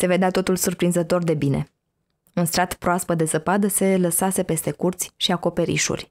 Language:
Romanian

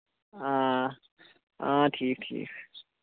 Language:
Kashmiri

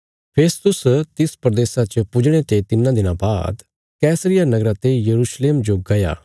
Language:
Bilaspuri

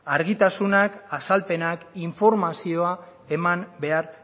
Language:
Basque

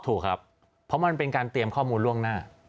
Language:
Thai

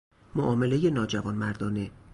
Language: Persian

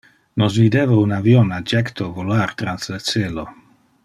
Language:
Interlingua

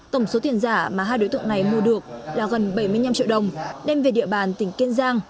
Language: Vietnamese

